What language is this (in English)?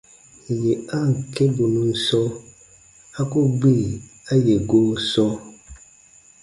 Baatonum